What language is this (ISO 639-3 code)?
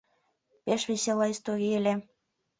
chm